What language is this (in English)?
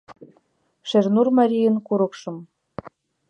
Mari